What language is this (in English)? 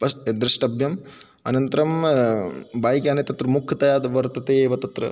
Sanskrit